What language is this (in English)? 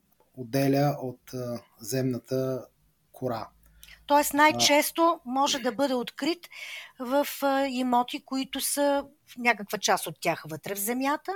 Bulgarian